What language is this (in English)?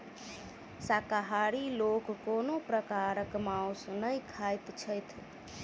Maithili